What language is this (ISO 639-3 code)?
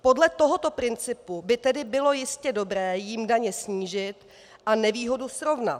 ces